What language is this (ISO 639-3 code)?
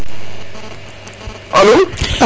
srr